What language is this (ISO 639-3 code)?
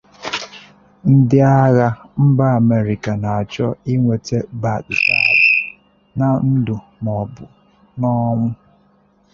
ibo